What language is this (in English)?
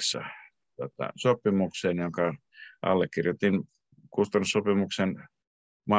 Finnish